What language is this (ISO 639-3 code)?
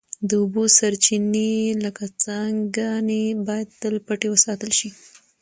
pus